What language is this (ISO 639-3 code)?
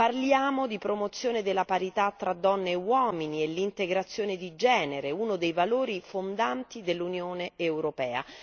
ita